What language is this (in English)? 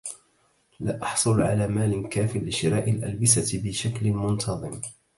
Arabic